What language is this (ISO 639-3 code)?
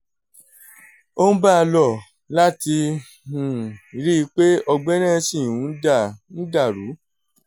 yor